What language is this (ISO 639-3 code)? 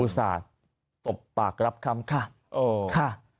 tha